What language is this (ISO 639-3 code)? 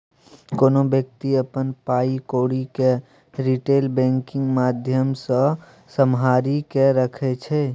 mai